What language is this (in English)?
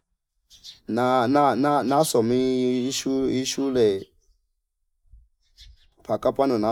Fipa